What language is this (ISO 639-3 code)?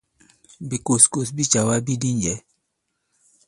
abb